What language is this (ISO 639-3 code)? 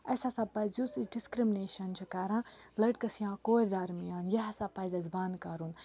kas